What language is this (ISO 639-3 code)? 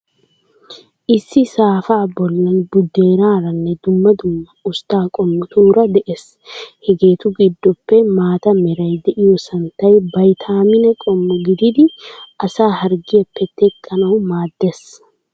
wal